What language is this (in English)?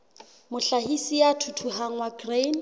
Southern Sotho